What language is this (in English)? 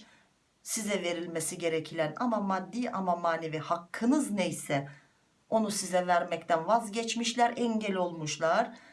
Turkish